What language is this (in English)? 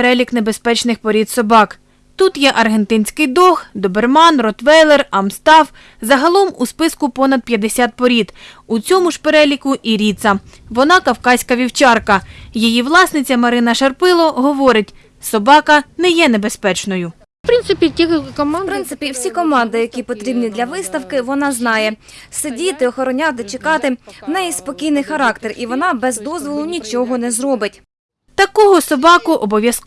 Ukrainian